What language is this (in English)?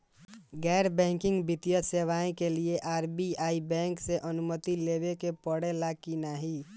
Bhojpuri